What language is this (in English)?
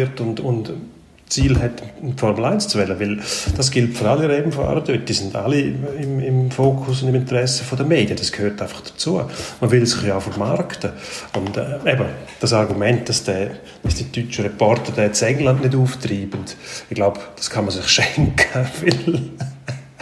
German